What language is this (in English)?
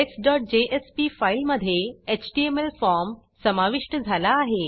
Marathi